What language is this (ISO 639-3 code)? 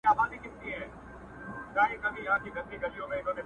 pus